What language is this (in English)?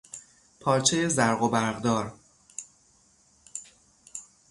Persian